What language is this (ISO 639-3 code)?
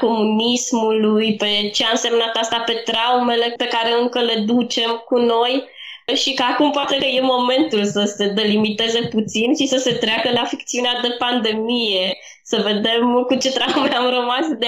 ron